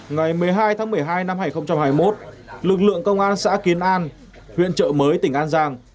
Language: Vietnamese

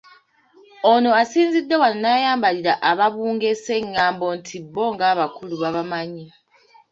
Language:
Ganda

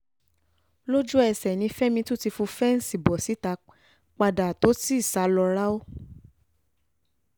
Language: Yoruba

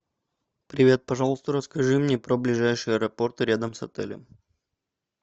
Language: Russian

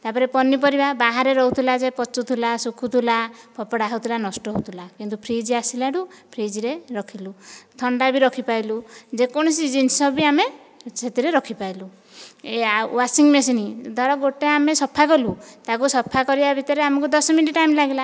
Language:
Odia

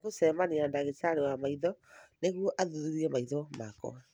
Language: Kikuyu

